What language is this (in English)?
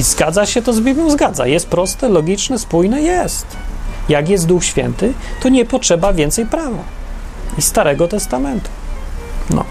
Polish